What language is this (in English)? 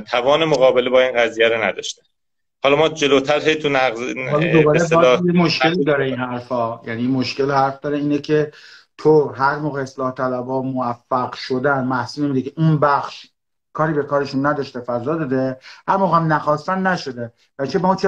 Persian